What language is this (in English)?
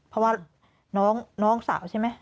Thai